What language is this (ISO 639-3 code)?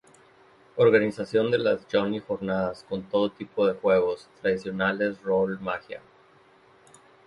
spa